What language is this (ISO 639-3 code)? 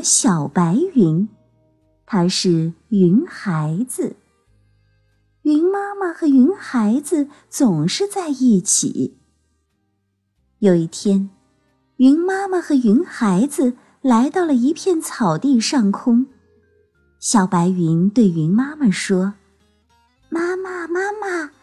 zho